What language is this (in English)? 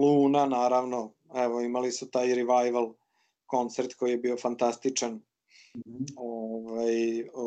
Croatian